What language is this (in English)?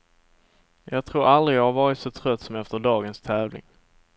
Swedish